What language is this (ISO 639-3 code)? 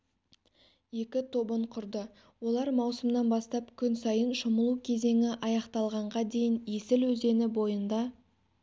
kaz